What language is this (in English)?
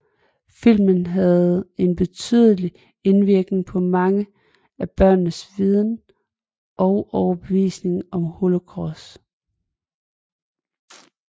Danish